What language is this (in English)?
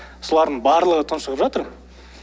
Kazakh